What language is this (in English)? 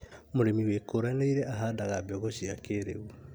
Kikuyu